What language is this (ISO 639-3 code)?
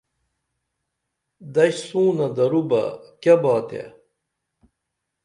dml